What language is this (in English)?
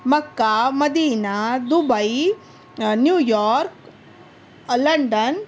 Urdu